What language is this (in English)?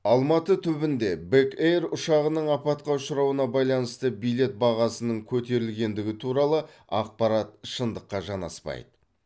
Kazakh